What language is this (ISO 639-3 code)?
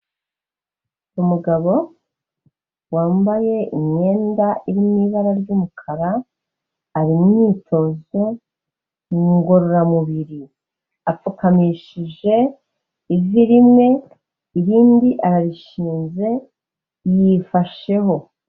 kin